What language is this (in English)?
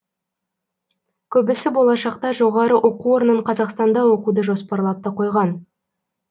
Kazakh